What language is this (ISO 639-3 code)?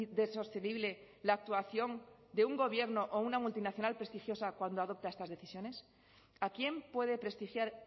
spa